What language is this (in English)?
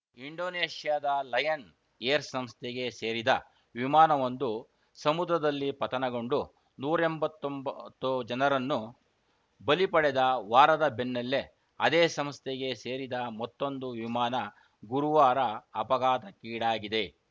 Kannada